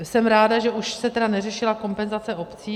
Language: Czech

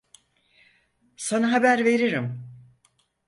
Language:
Turkish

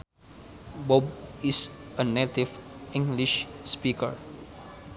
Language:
Sundanese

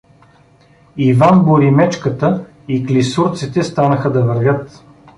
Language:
Bulgarian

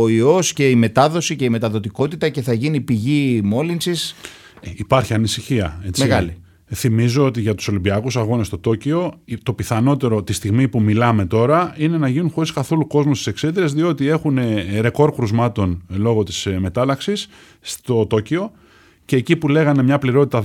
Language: Greek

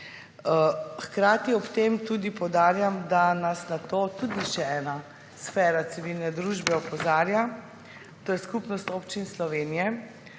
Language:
Slovenian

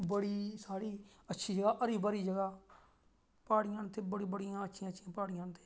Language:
Dogri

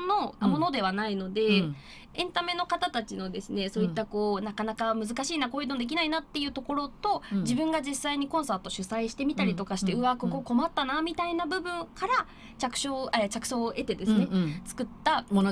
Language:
Japanese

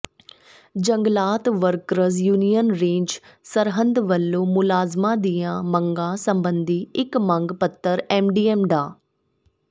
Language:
Punjabi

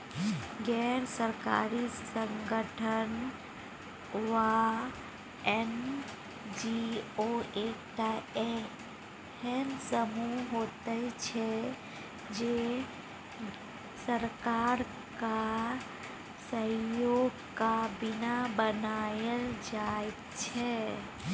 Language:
Maithili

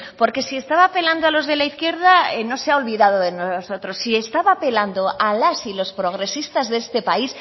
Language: Spanish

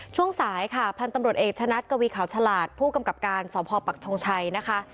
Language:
Thai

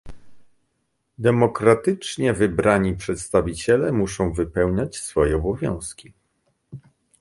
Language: Polish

